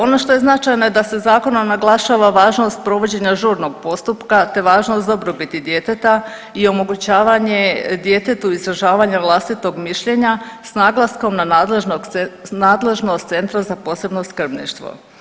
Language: Croatian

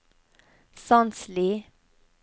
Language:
Norwegian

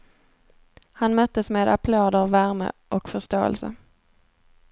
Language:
Swedish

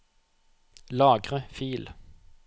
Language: Norwegian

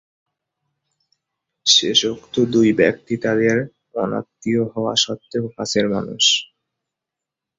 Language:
Bangla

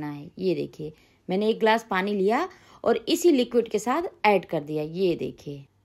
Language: Hindi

